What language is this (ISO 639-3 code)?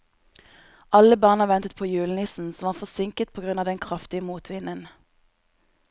nor